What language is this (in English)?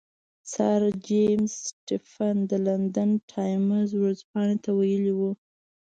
Pashto